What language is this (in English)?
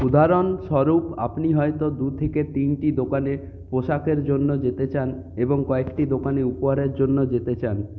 Bangla